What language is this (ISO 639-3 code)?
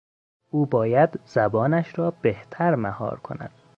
fas